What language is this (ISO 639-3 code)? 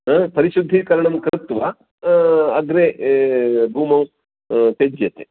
san